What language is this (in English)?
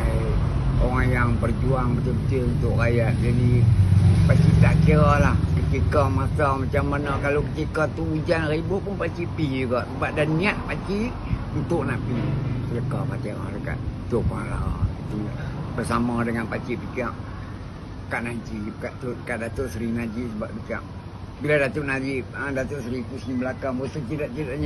Malay